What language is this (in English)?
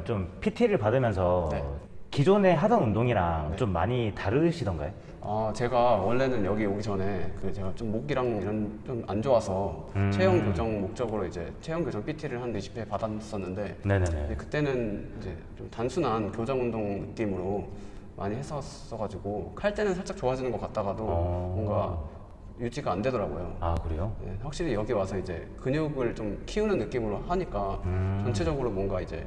Korean